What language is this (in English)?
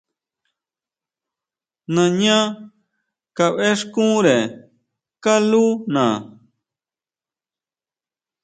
Huautla Mazatec